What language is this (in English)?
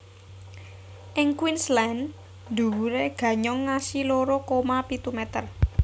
Javanese